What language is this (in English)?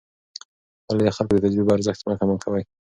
Pashto